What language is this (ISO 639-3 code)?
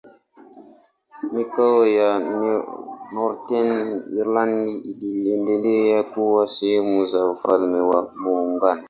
swa